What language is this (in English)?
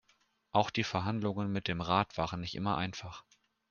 German